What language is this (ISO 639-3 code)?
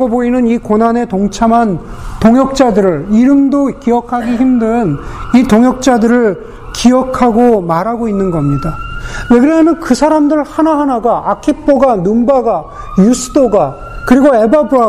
kor